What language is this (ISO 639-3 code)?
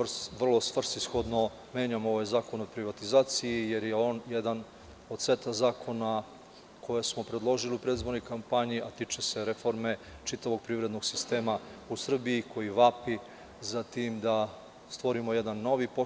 srp